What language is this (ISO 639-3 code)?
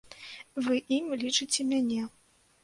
bel